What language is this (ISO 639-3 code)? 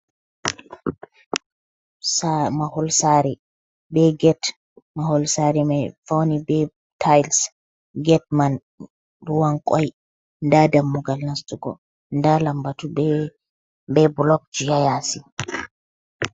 ful